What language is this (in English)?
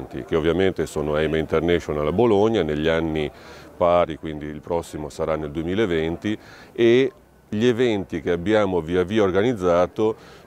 Italian